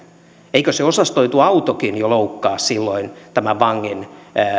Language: Finnish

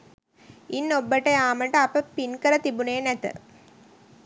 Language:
Sinhala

